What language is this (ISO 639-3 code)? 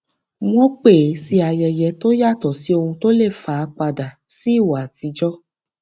yor